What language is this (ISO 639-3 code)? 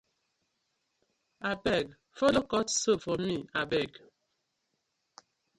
pcm